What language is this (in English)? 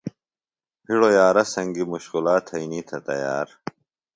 Phalura